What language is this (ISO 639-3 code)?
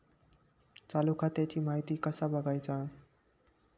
mar